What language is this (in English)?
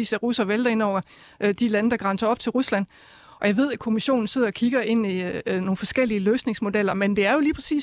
Danish